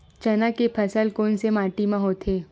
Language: Chhattisgarhi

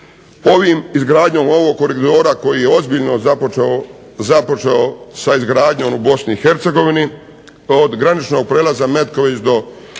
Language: Croatian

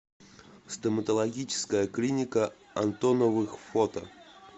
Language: Russian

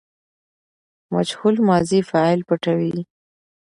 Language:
Pashto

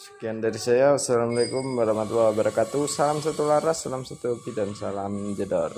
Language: Indonesian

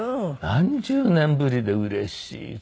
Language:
Japanese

